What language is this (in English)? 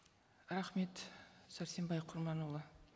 Kazakh